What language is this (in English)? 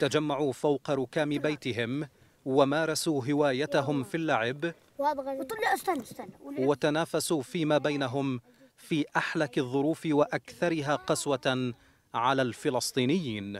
Arabic